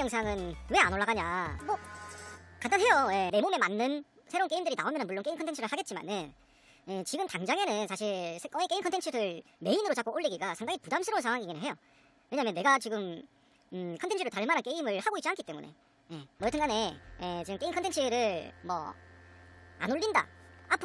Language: Korean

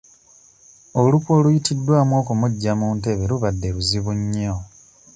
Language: Ganda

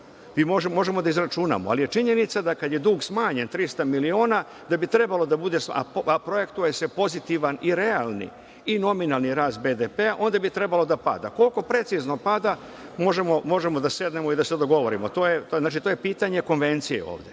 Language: Serbian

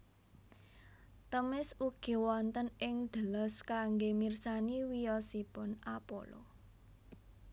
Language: Javanese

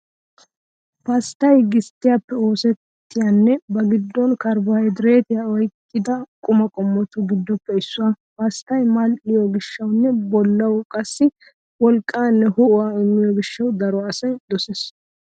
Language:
Wolaytta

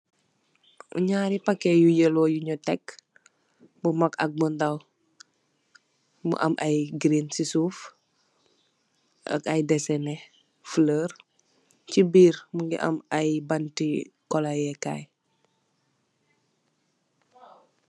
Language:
Wolof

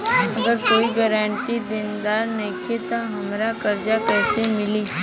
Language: Bhojpuri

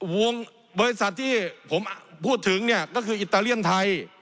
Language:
Thai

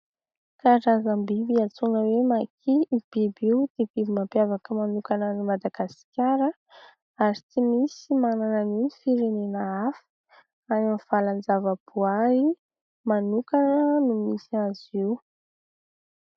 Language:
Malagasy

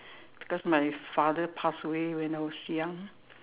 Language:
English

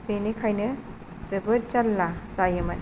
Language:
Bodo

